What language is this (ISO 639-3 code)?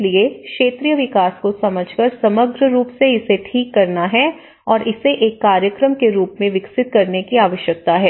hin